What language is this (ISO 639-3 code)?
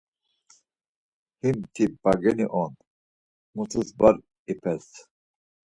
lzz